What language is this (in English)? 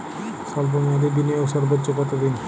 Bangla